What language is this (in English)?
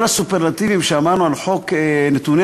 Hebrew